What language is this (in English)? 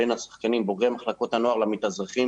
Hebrew